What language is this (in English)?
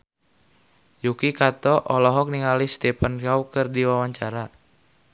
Sundanese